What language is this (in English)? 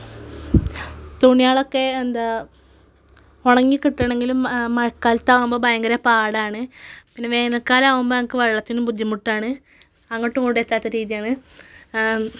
Malayalam